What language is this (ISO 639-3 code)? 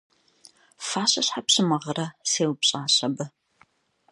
kbd